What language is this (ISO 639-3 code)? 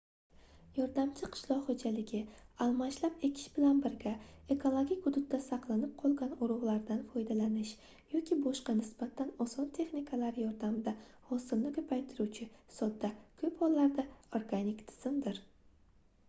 uzb